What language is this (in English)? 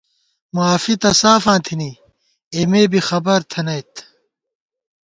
Gawar-Bati